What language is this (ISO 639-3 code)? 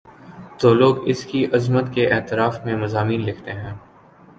urd